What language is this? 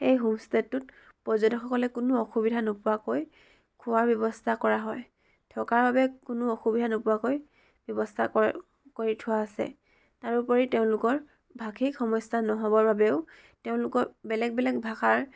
Assamese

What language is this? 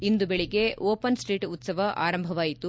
Kannada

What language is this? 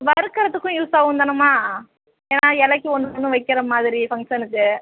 Tamil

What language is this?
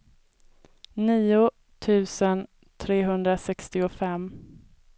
Swedish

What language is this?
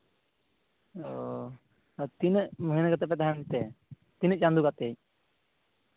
Santali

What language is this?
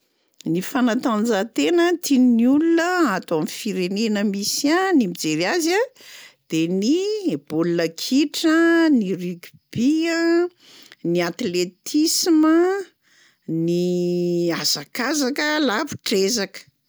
Malagasy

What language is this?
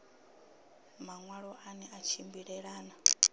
Venda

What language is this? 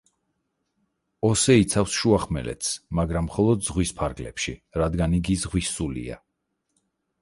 Georgian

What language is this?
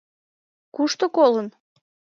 Mari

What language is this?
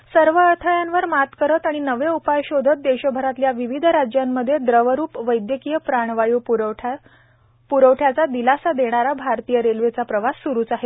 Marathi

